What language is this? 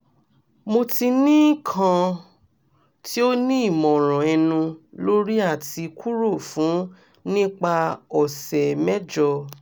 Yoruba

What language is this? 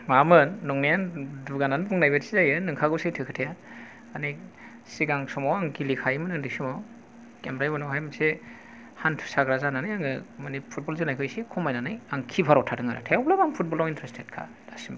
Bodo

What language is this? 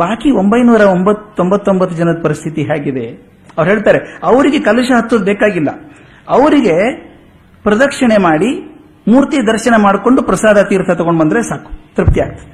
Kannada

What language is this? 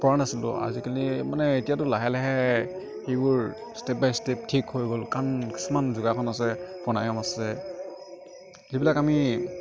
Assamese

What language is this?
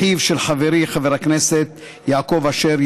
Hebrew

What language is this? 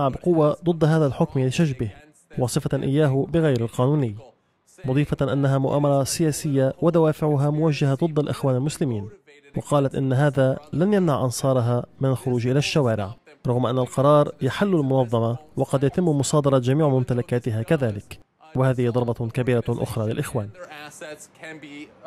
Arabic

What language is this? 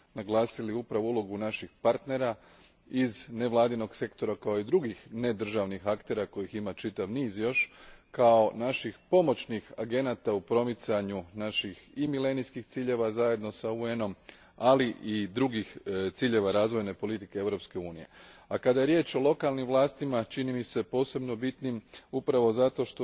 Croatian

